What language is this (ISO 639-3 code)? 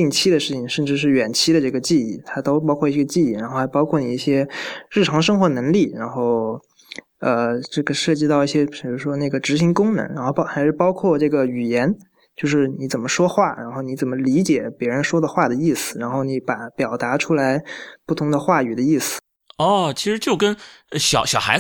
zho